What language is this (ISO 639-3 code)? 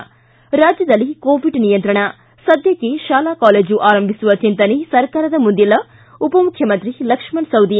kan